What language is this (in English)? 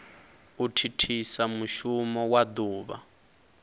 Venda